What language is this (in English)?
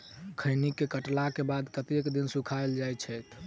Maithili